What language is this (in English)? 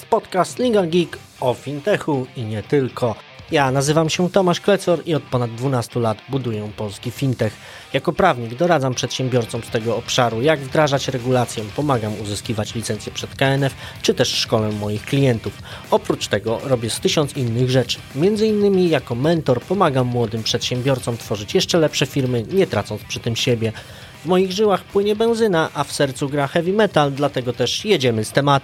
Polish